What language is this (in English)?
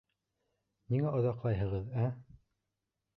Bashkir